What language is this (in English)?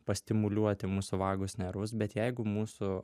Lithuanian